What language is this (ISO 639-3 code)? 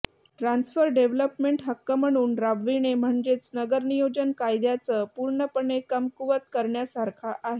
mar